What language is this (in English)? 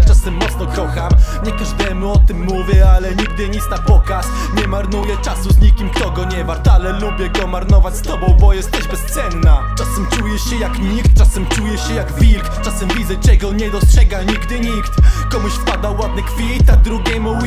Polish